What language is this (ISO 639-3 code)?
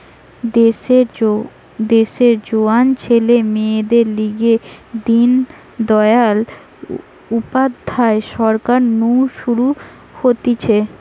ben